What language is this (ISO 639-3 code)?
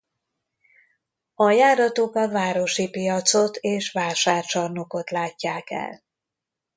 hun